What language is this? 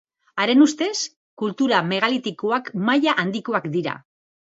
Basque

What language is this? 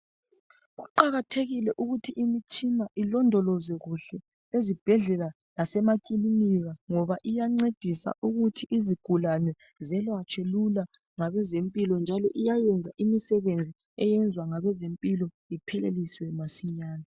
North Ndebele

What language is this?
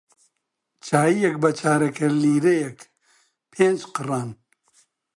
Central Kurdish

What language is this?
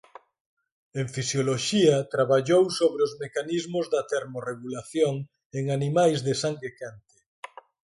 Galician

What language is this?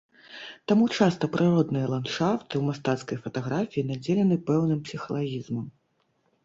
Belarusian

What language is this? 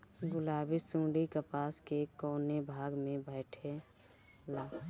Bhojpuri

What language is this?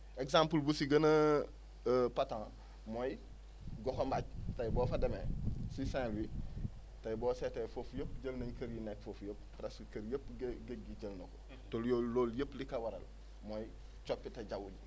Wolof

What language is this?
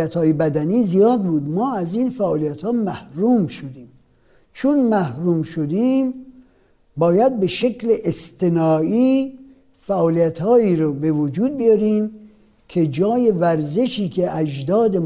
Persian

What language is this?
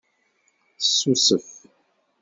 Kabyle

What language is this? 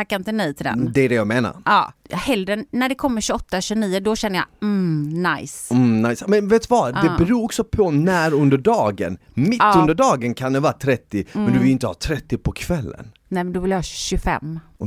Swedish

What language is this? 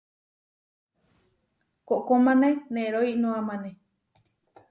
Huarijio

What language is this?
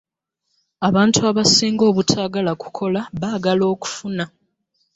Ganda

